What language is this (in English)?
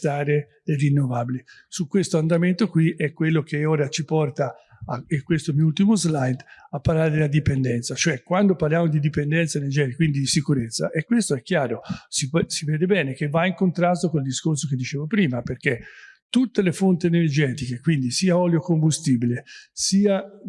Italian